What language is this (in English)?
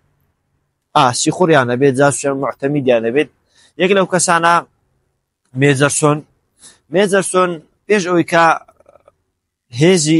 Arabic